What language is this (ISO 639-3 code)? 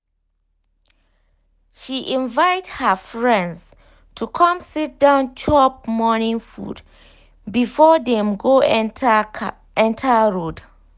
pcm